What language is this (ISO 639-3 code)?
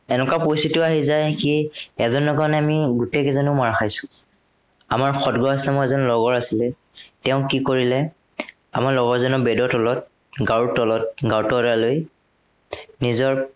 asm